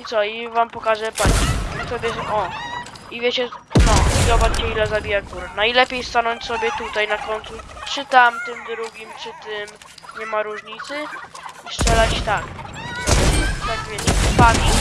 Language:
Polish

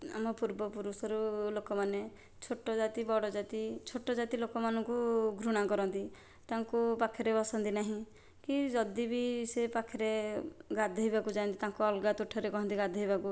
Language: Odia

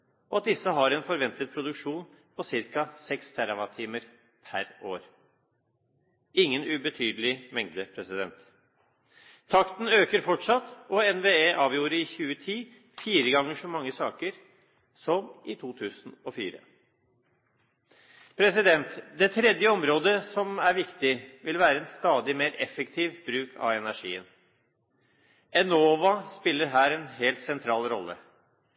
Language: Norwegian Bokmål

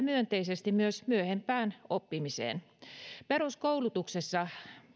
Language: Finnish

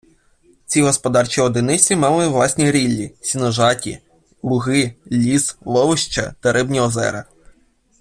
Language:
Ukrainian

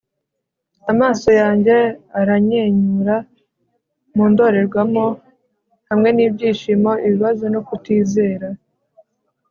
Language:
Kinyarwanda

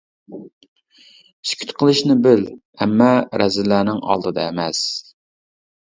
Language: Uyghur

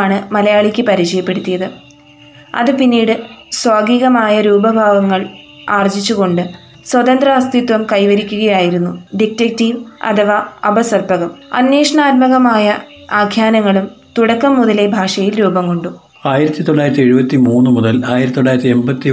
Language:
Malayalam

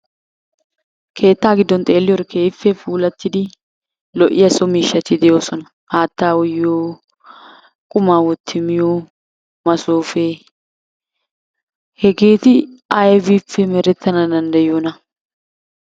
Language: Wolaytta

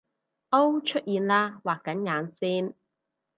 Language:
Cantonese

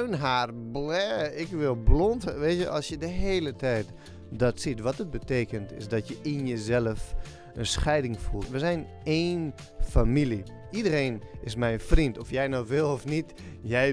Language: Dutch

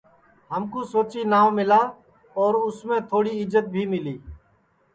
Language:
Sansi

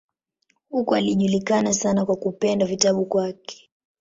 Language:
Swahili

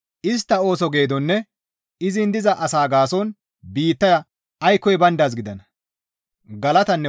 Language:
Gamo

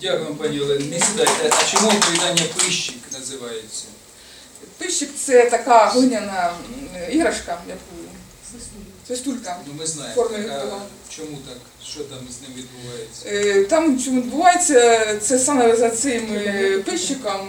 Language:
Ukrainian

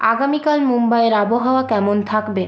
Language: Bangla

